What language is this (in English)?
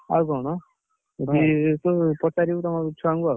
Odia